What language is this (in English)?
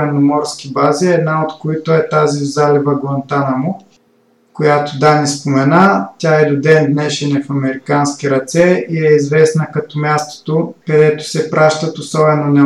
Bulgarian